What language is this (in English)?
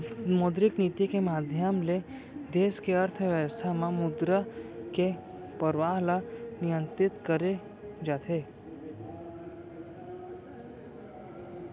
Chhattisgarhi